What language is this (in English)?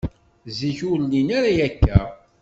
Kabyle